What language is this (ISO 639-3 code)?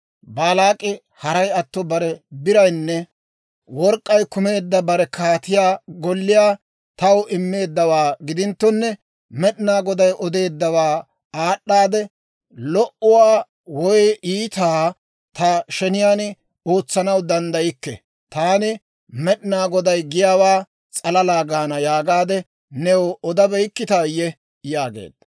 dwr